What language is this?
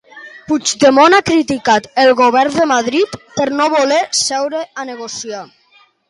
Catalan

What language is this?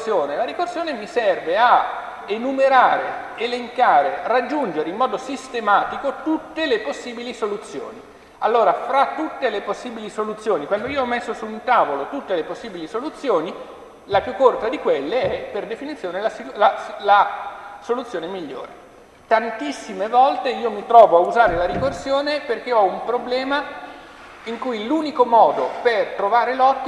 Italian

